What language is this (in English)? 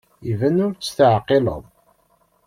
Kabyle